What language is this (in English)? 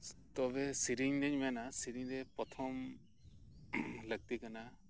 Santali